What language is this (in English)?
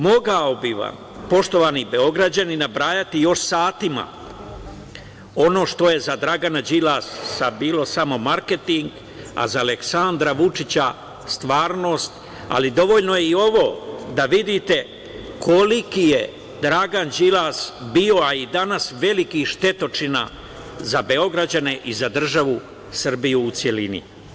Serbian